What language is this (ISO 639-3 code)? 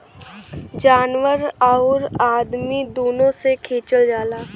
bho